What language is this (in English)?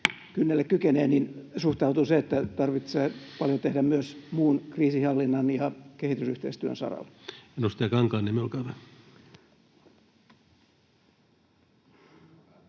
Finnish